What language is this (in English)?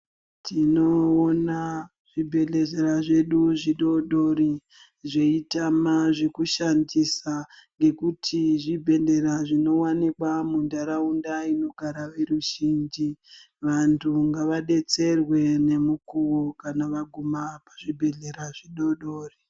Ndau